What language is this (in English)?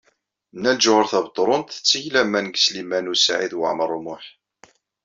Kabyle